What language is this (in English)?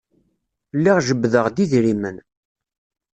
Kabyle